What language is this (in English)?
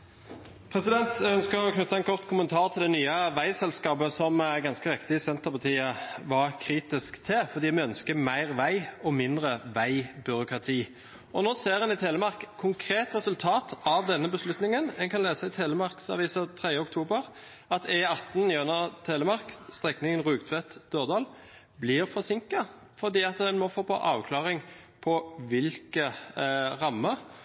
Norwegian Bokmål